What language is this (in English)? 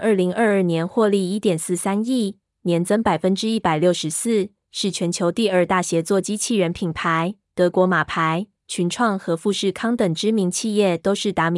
Chinese